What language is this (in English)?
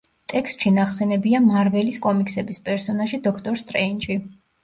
Georgian